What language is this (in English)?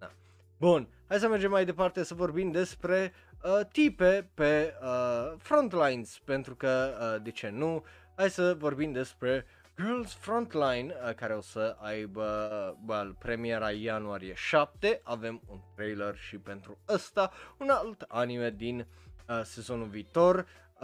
Romanian